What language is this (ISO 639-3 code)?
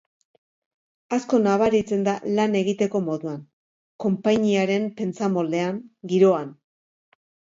eus